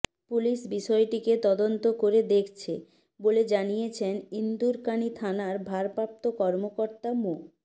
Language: Bangla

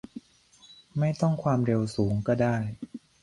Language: Thai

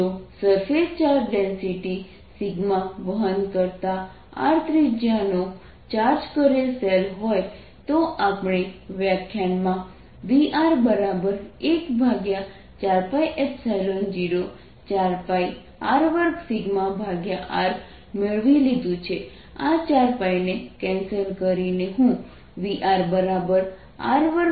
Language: Gujarati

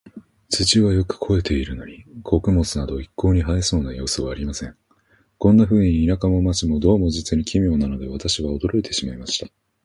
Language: Japanese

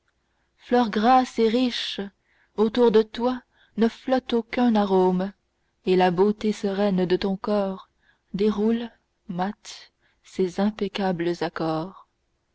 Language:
French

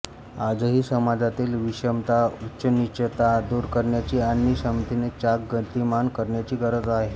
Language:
Marathi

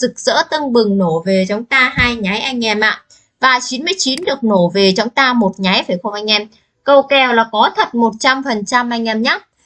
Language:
Vietnamese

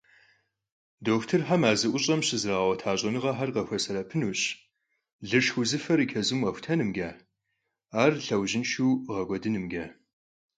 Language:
Kabardian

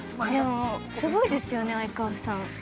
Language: Japanese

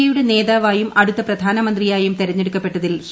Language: Malayalam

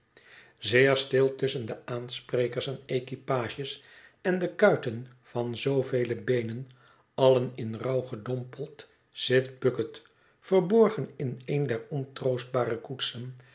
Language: Dutch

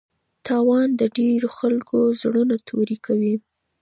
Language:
Pashto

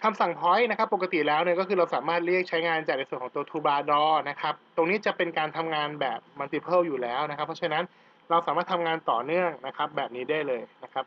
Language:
Thai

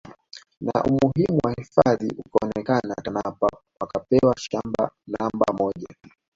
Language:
Swahili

